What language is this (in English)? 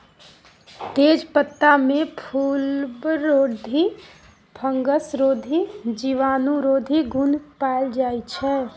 Maithili